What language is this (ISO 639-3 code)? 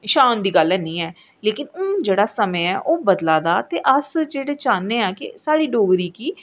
doi